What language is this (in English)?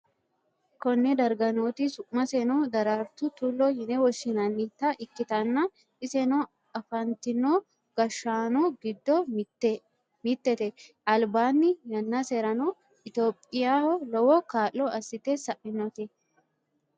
Sidamo